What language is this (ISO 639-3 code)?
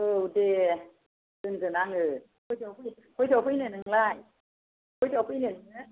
brx